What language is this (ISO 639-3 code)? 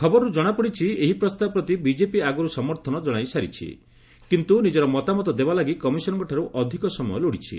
ori